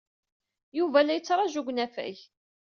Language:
Kabyle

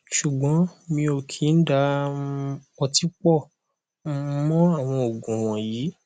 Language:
Yoruba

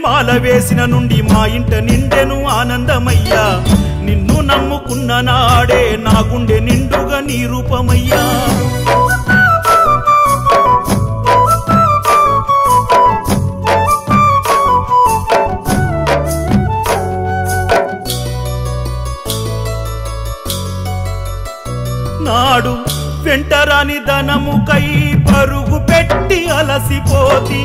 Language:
Hindi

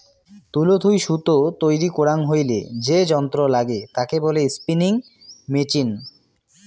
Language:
Bangla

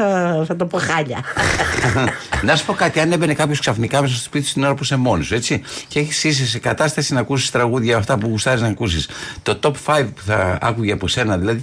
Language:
Greek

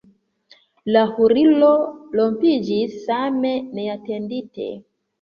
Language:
Esperanto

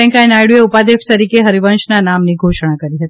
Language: Gujarati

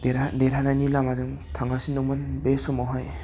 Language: Bodo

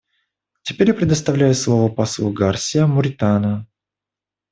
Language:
Russian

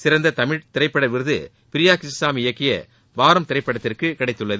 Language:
Tamil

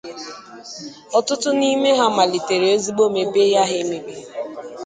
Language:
Igbo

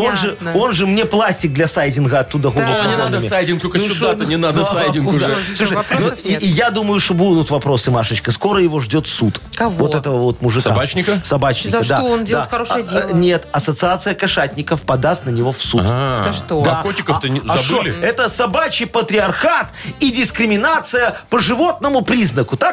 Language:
Russian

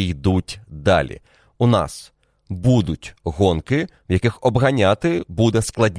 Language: Ukrainian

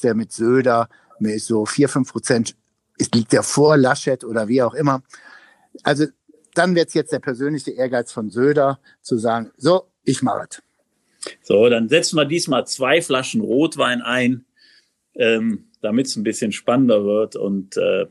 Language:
German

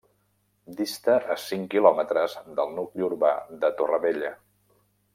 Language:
Catalan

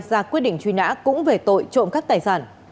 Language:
Vietnamese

